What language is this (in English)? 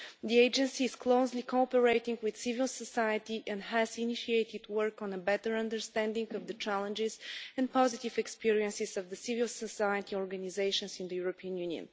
English